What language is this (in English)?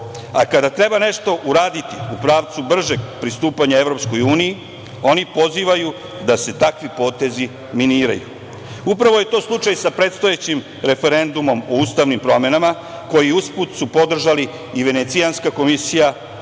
Serbian